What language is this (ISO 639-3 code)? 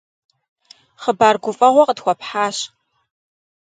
kbd